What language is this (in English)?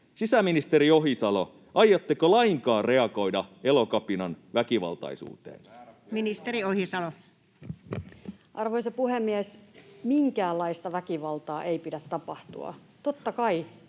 Finnish